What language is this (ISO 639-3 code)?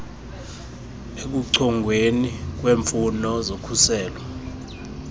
xho